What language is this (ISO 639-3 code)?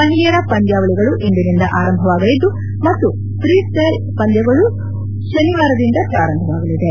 kan